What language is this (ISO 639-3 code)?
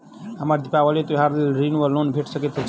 mai